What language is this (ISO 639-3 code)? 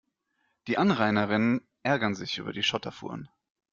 deu